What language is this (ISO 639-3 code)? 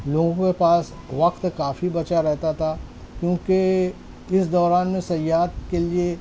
urd